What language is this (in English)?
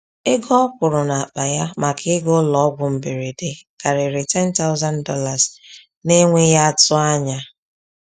Igbo